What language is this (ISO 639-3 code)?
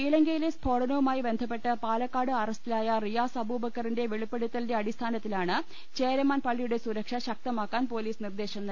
mal